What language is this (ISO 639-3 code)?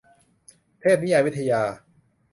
tha